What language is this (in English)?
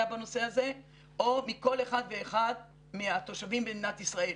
Hebrew